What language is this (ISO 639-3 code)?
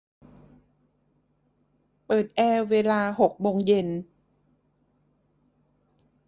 tha